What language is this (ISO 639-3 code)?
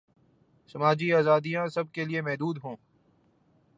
urd